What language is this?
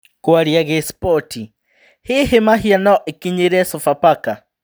Kikuyu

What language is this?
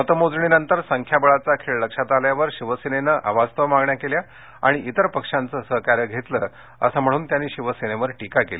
Marathi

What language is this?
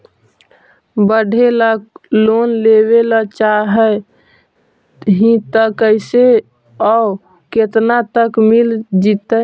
Magahi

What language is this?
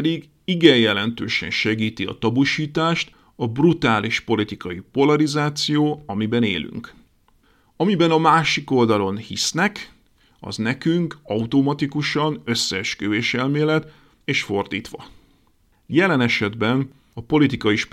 Hungarian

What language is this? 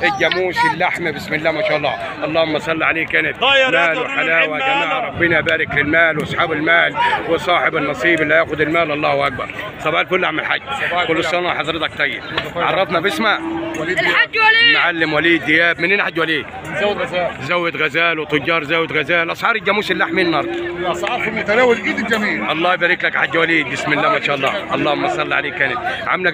Arabic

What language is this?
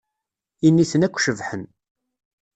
Kabyle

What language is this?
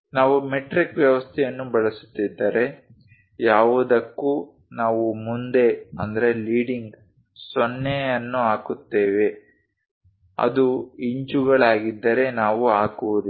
Kannada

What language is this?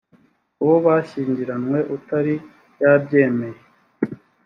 Kinyarwanda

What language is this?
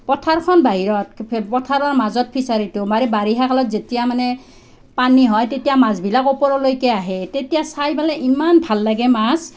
Assamese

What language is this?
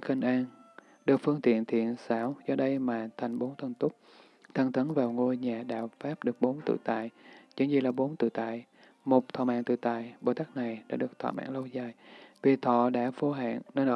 Vietnamese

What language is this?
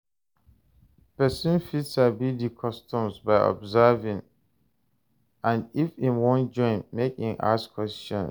Nigerian Pidgin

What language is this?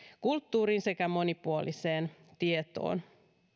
Finnish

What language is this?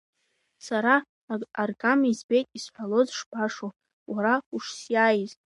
Abkhazian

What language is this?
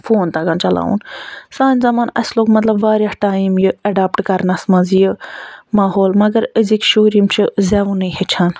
Kashmiri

